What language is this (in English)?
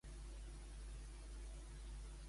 Catalan